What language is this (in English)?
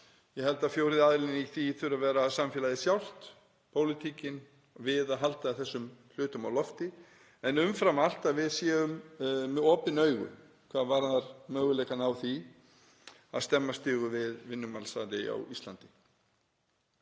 Icelandic